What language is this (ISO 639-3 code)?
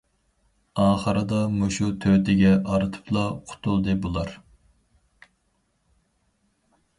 uig